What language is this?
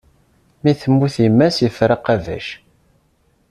Kabyle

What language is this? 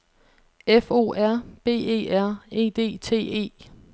Danish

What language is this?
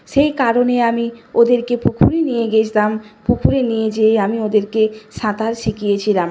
Bangla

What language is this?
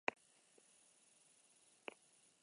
Basque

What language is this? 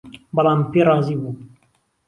Central Kurdish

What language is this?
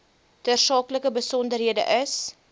Afrikaans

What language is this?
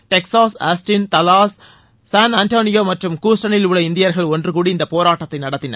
Tamil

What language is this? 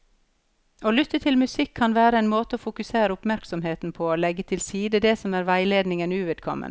Norwegian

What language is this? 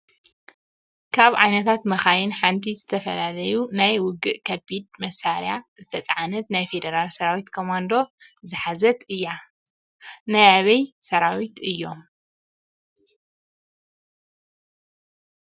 Tigrinya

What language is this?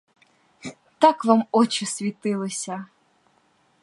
Ukrainian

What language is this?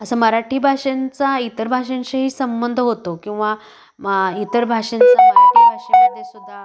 Marathi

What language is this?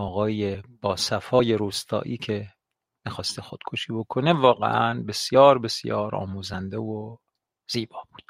Persian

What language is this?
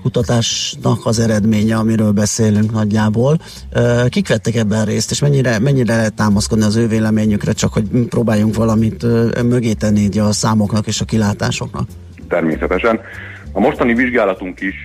Hungarian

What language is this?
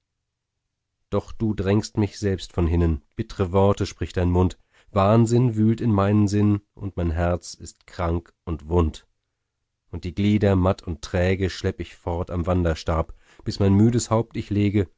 German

